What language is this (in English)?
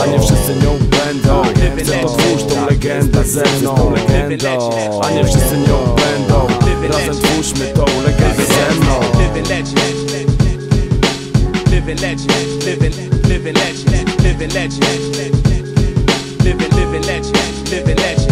Polish